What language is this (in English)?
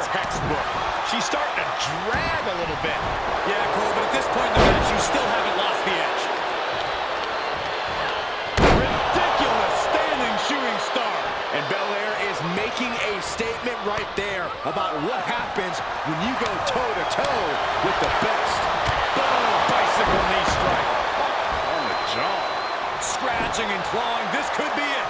English